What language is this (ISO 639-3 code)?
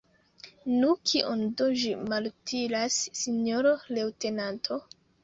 epo